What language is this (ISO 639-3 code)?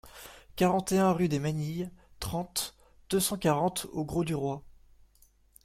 fra